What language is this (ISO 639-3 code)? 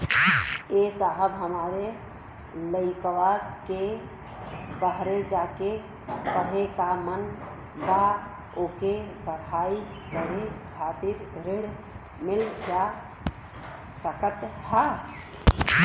bho